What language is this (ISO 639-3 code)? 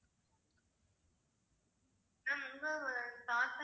tam